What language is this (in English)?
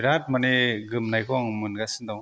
Bodo